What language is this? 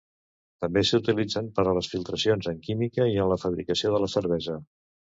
Catalan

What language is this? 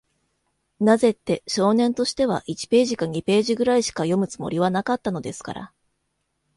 Japanese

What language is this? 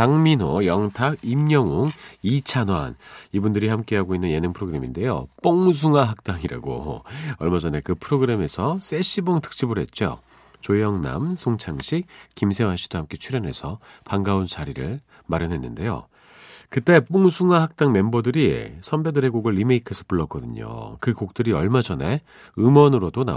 Korean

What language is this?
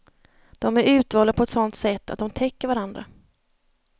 Swedish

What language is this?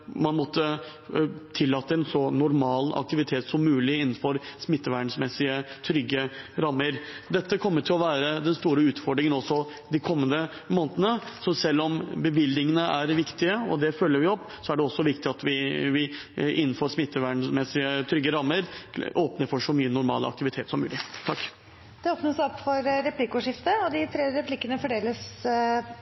Norwegian Bokmål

